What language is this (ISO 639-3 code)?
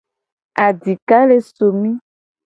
gej